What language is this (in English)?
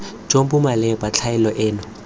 Tswana